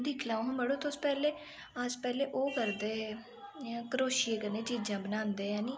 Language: Dogri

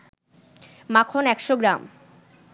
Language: Bangla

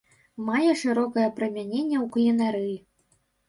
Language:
Belarusian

